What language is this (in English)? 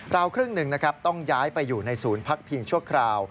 Thai